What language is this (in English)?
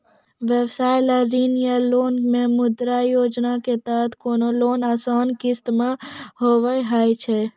Maithili